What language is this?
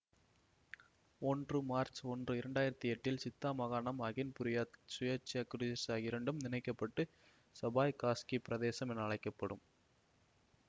Tamil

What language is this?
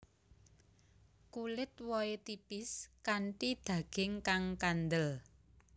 Javanese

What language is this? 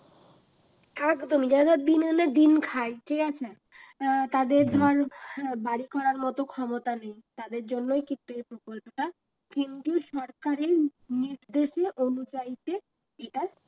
Bangla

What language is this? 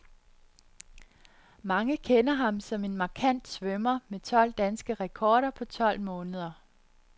Danish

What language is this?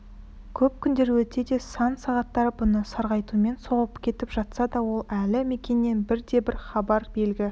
Kazakh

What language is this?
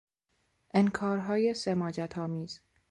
Persian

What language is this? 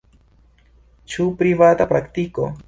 Esperanto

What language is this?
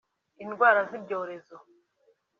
Kinyarwanda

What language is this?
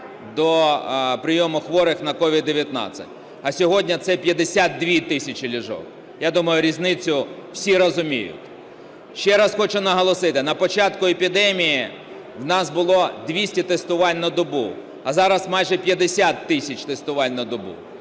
Ukrainian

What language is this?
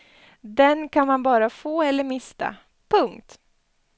Swedish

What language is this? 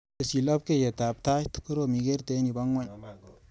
Kalenjin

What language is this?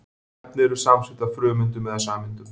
Icelandic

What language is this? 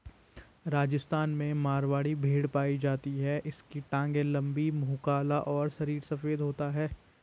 Hindi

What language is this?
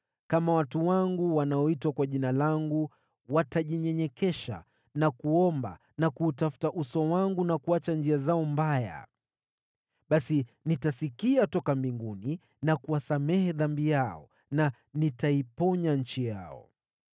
Swahili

